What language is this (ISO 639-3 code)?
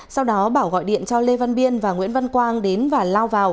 vie